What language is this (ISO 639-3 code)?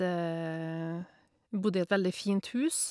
nor